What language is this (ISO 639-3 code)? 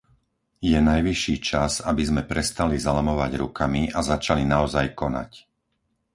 slk